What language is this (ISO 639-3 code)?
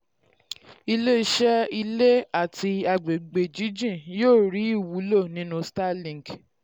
yor